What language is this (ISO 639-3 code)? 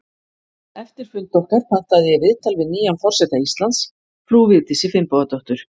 isl